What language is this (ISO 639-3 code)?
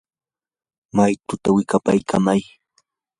qur